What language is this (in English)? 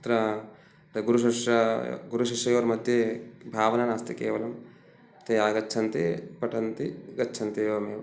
Sanskrit